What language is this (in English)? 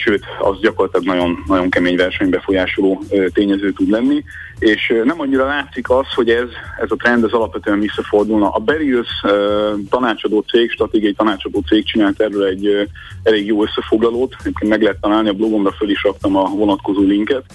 Hungarian